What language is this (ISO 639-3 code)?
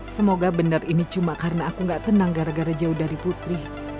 ind